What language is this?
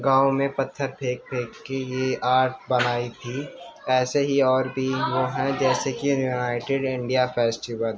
Urdu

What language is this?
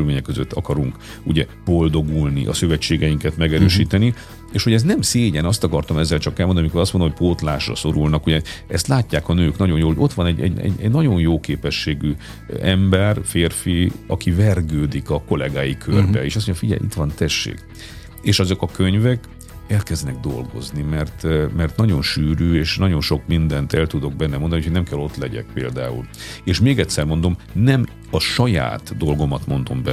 Hungarian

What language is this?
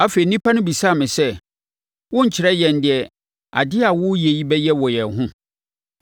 Akan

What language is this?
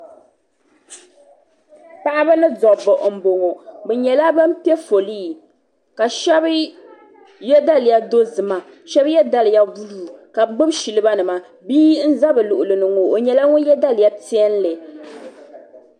Dagbani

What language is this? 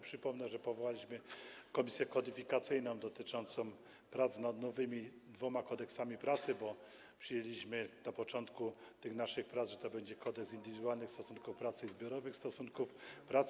Polish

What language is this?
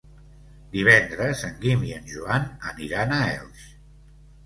Catalan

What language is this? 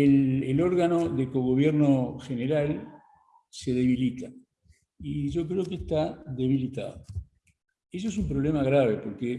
Spanish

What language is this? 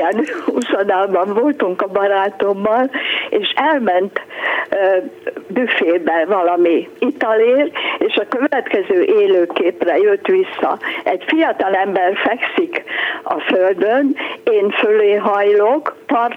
Hungarian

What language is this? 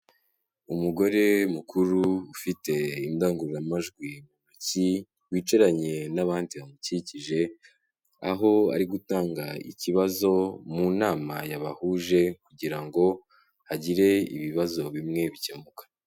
Kinyarwanda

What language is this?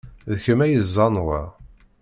Kabyle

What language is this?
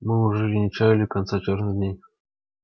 Russian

